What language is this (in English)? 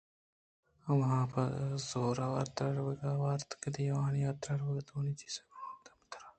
Eastern Balochi